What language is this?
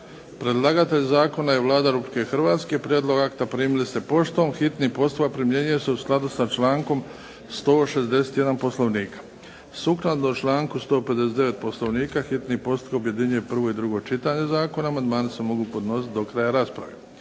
Croatian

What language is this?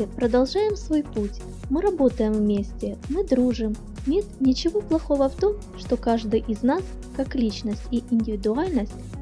Russian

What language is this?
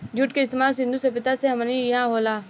Bhojpuri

